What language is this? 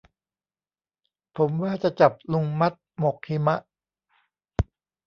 Thai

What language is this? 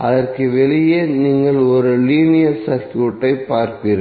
Tamil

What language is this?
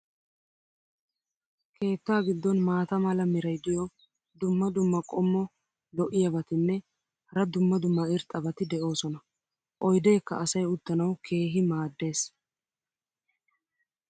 Wolaytta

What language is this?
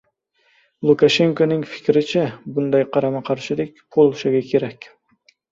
Uzbek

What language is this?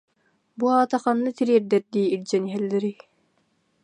Yakut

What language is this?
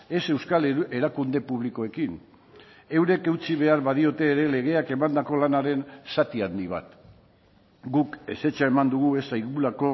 Basque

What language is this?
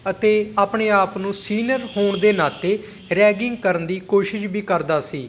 Punjabi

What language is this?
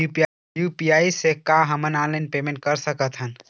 Chhattisgarhi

